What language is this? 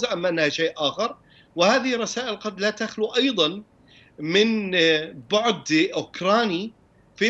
Arabic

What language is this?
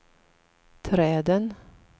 Swedish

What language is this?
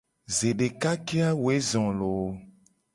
Gen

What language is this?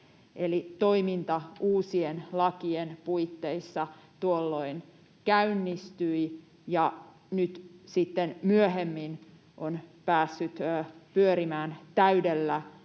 Finnish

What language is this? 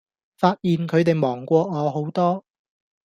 Cantonese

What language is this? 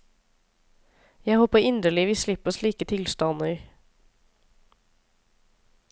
Norwegian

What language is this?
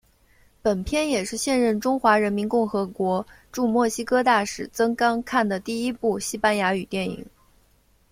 Chinese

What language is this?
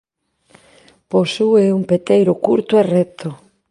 Galician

